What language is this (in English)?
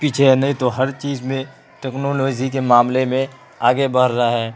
Urdu